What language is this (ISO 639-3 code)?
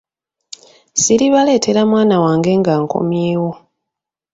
lug